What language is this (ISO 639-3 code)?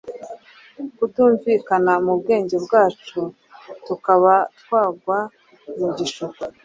kin